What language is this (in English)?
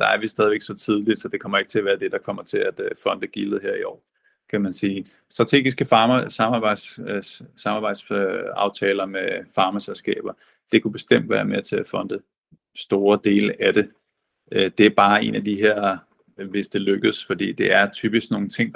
Danish